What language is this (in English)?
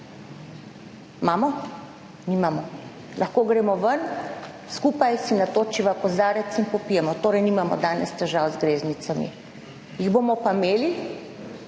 Slovenian